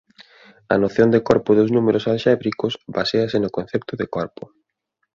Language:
Galician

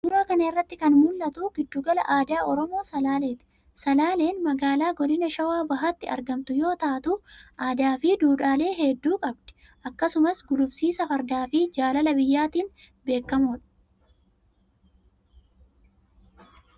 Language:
Oromo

